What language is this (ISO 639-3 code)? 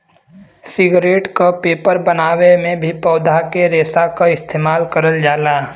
bho